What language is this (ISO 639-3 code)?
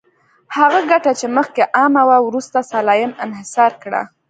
pus